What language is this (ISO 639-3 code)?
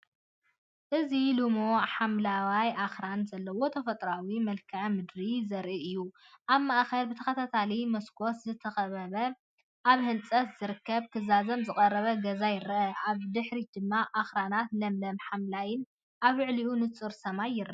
tir